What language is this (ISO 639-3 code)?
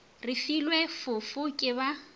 nso